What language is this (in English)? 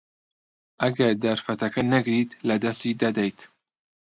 Central Kurdish